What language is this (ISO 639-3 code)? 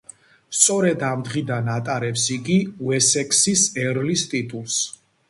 kat